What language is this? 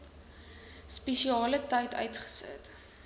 Afrikaans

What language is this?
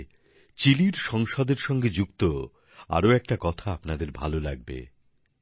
Bangla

